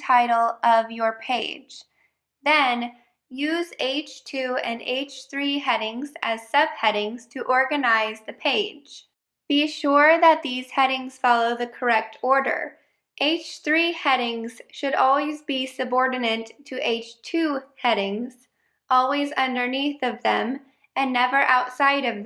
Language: English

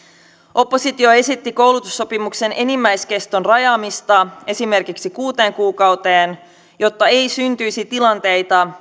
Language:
Finnish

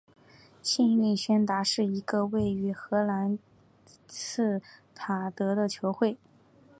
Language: Chinese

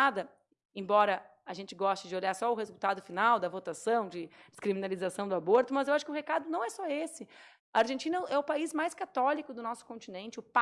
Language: Portuguese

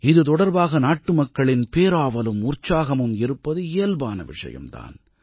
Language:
Tamil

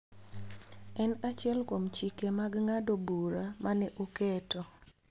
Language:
Luo (Kenya and Tanzania)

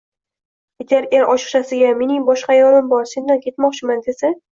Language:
Uzbek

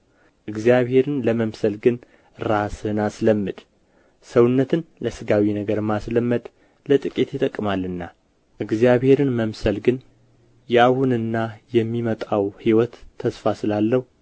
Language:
Amharic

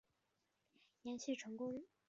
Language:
Chinese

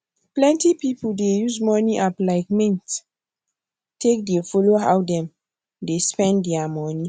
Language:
Nigerian Pidgin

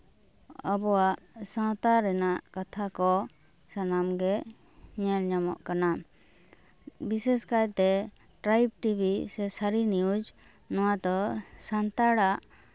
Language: Santali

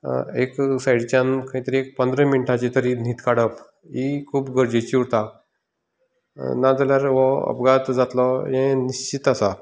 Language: Konkani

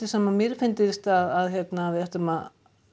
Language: Icelandic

